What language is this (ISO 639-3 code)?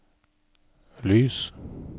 nor